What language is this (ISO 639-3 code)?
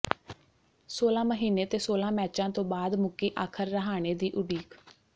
pan